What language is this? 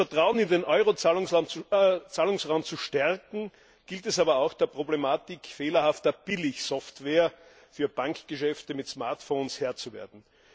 German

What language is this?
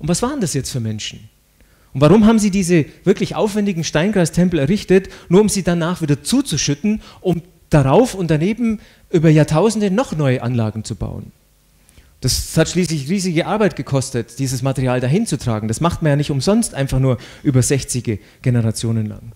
German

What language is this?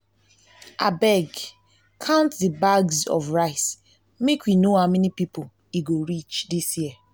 Nigerian Pidgin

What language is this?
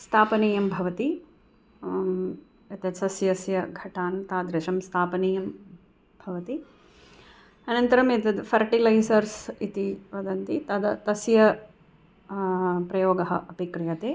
Sanskrit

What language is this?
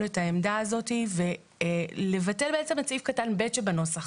Hebrew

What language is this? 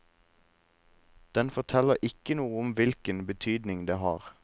Norwegian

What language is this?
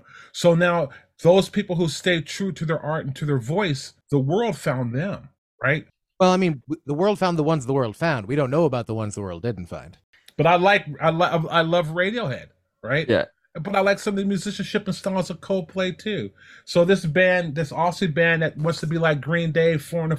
English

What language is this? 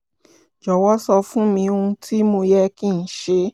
Yoruba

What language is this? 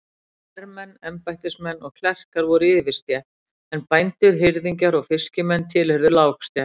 Icelandic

